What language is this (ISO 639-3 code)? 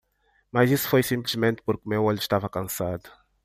por